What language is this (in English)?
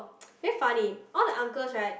English